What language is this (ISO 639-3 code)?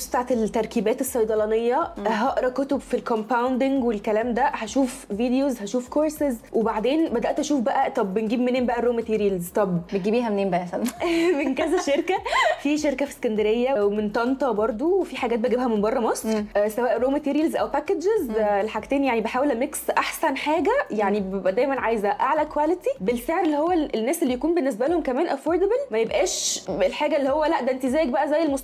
ara